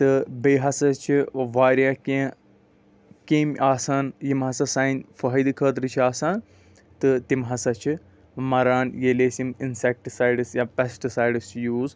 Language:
Kashmiri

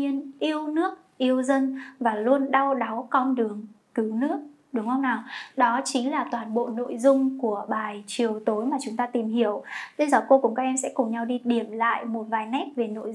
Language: Vietnamese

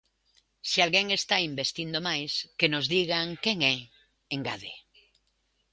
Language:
Galician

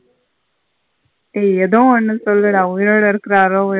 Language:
Tamil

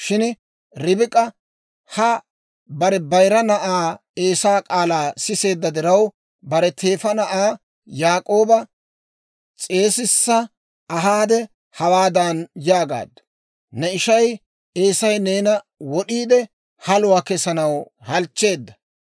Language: Dawro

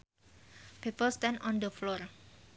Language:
Sundanese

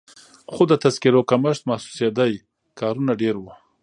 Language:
Pashto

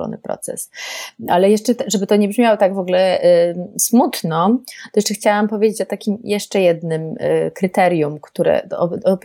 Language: Polish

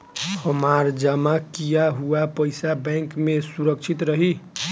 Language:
Bhojpuri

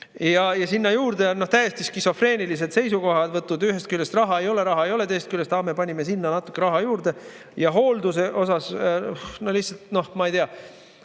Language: Estonian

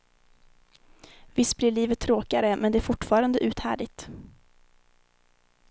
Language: Swedish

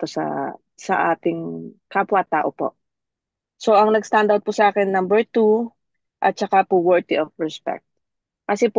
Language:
Filipino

